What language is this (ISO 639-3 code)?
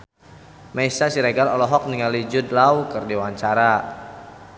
sun